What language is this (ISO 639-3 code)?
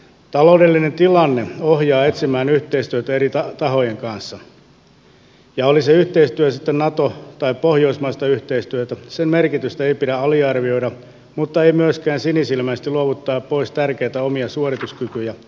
fin